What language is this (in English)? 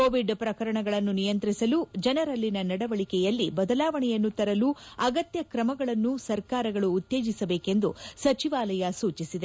Kannada